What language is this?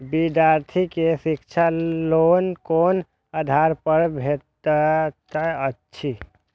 Maithili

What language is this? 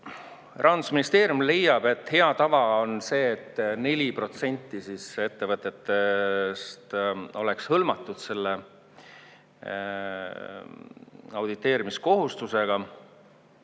Estonian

